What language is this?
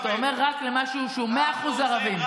Hebrew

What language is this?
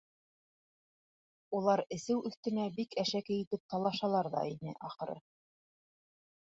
Bashkir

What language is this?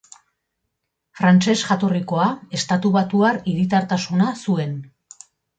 Basque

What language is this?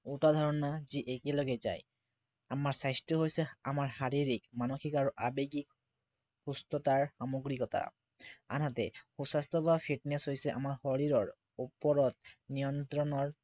Assamese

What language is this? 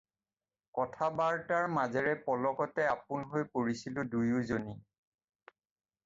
Assamese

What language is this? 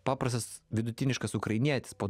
Lithuanian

